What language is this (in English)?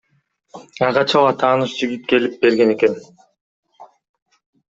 Kyrgyz